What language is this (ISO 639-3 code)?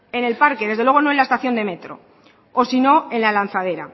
spa